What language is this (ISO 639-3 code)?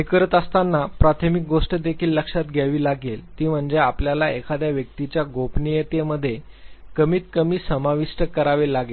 mar